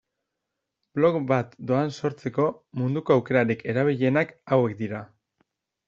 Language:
Basque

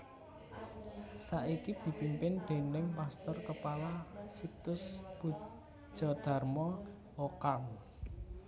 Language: Javanese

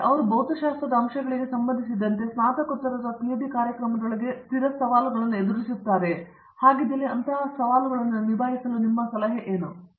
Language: Kannada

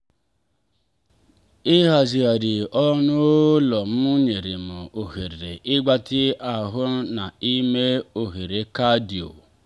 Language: Igbo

